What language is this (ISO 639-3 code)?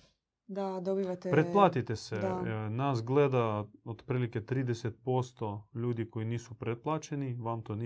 hrv